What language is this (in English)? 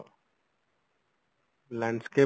Odia